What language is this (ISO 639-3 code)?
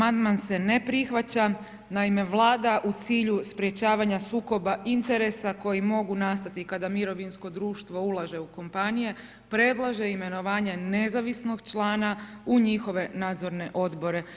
hrv